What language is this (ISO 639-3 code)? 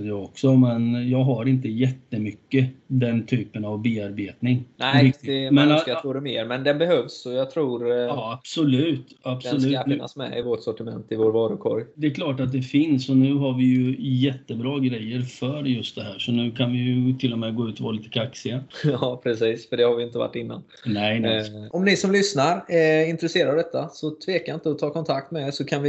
swe